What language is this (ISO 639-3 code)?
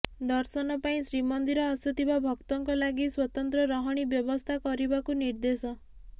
ori